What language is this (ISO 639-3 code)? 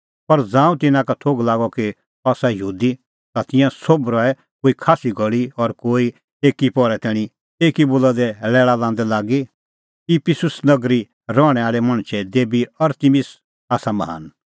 kfx